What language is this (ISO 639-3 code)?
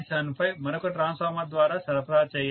tel